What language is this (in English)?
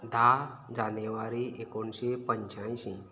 Konkani